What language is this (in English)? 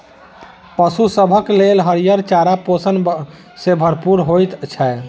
Maithili